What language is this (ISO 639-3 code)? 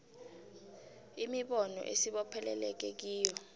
nbl